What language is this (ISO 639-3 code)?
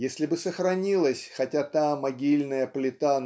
rus